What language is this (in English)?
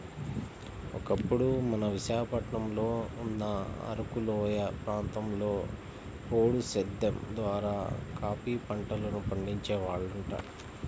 Telugu